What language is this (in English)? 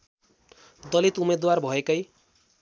Nepali